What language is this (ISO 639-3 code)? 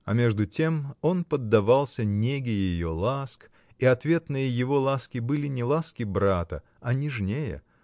rus